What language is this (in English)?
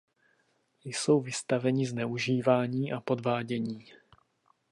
Czech